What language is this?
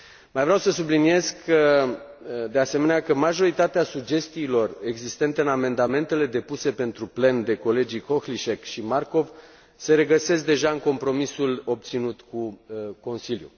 Romanian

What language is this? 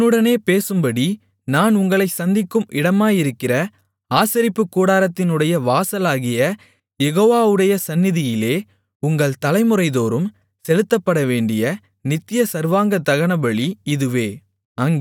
Tamil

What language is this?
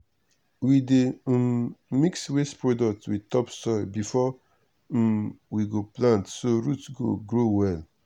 Nigerian Pidgin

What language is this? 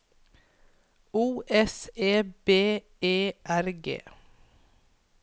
Norwegian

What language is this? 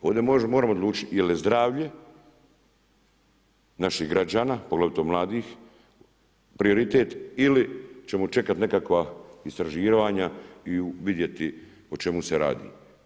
Croatian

